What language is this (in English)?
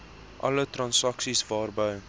Afrikaans